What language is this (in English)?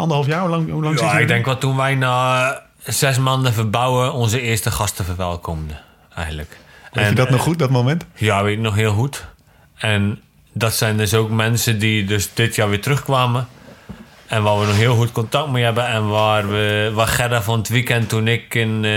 Dutch